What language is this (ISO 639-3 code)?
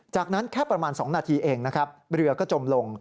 tha